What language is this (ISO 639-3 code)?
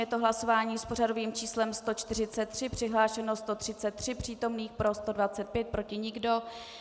ces